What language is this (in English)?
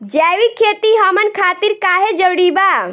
Bhojpuri